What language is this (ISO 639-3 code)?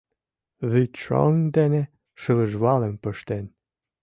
chm